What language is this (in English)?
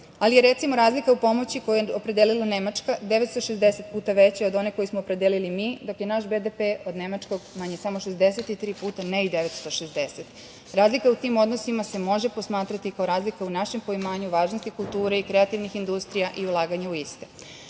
Serbian